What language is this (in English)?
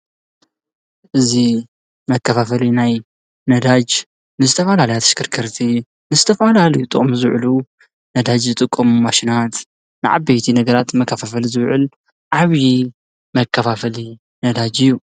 Tigrinya